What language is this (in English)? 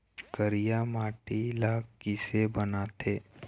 Chhattisgarhi